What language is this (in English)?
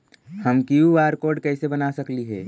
Magahi